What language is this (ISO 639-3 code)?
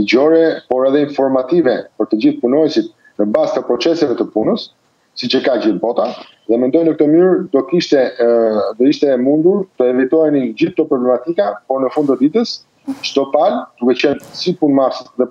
ron